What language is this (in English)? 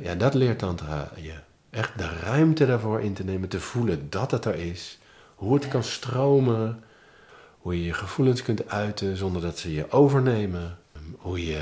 Dutch